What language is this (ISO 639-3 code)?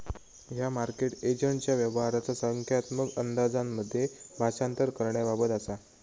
mar